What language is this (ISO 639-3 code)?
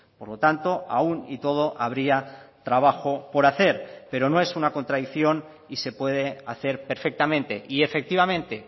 spa